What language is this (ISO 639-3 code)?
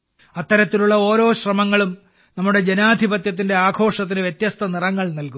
mal